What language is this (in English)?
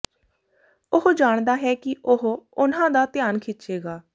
Punjabi